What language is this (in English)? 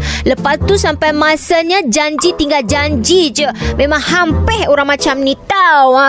Malay